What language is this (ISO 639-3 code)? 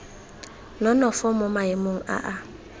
tsn